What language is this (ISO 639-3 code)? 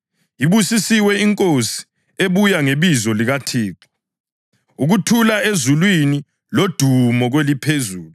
nde